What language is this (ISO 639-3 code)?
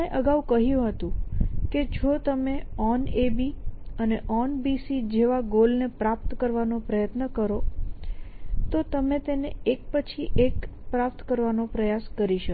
guj